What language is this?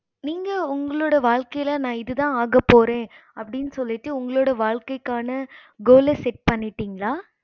Tamil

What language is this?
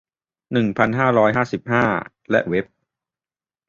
Thai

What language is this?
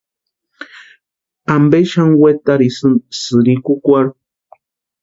Western Highland Purepecha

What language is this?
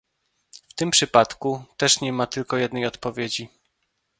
Polish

